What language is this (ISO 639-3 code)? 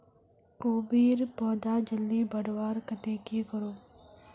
mag